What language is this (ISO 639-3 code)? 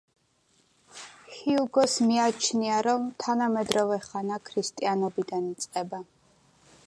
kat